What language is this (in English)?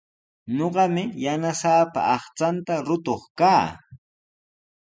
Sihuas Ancash Quechua